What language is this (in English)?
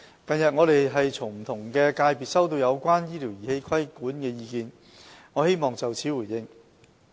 Cantonese